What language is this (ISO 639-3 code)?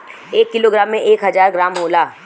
bho